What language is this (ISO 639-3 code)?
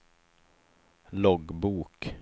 swe